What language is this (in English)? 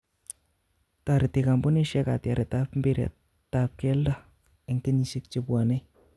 Kalenjin